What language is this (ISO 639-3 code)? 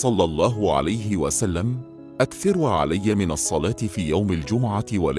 ind